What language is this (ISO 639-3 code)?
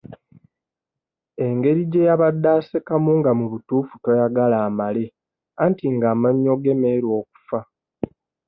lug